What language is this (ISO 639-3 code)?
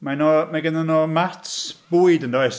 cym